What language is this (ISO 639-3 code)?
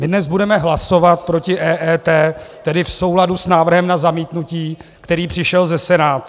ces